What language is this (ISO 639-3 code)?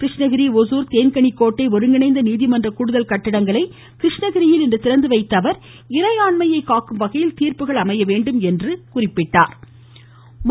tam